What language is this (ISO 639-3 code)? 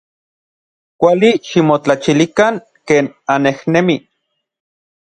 nlv